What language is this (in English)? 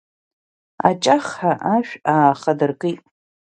Abkhazian